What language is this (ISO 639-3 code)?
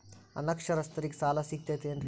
kan